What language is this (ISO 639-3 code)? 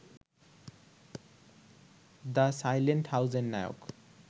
ben